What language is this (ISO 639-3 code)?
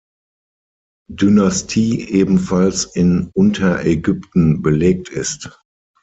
deu